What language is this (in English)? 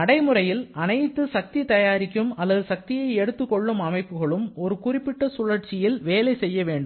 Tamil